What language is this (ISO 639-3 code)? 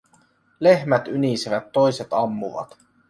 fin